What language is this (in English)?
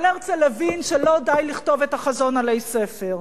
Hebrew